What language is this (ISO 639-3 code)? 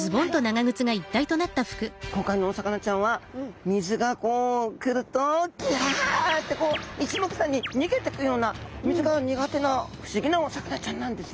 jpn